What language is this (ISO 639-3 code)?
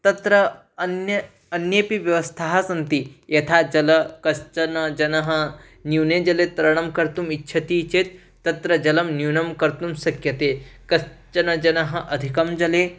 san